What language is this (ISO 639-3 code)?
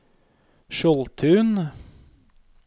nor